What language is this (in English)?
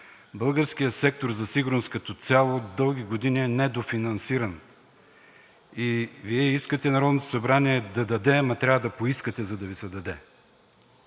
Bulgarian